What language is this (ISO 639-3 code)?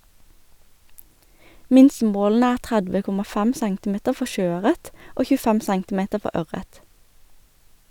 nor